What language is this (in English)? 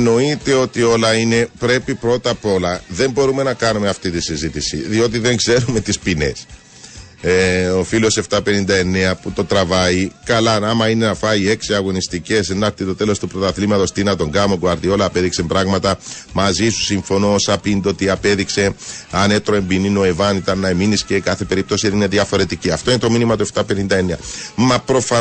Greek